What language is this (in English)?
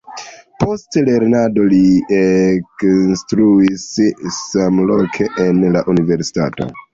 Esperanto